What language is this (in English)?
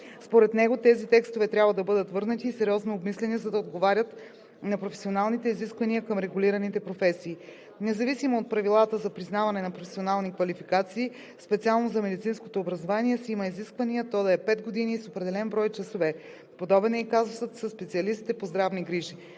Bulgarian